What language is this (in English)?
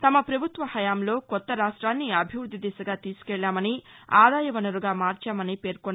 Telugu